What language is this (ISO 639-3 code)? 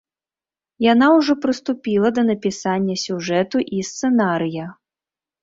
bel